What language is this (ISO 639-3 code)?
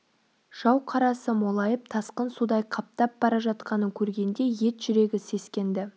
kaz